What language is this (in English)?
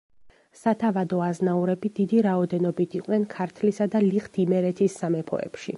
Georgian